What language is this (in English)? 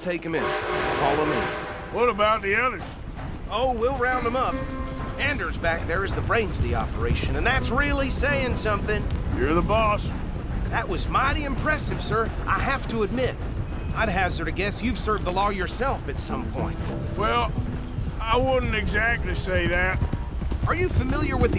English